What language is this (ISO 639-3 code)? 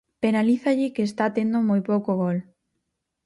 glg